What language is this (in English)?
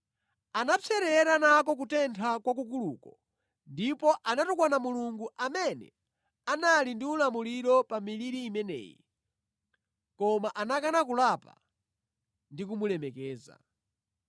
Nyanja